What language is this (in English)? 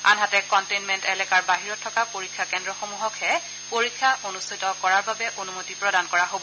Assamese